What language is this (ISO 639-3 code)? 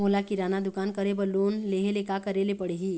hne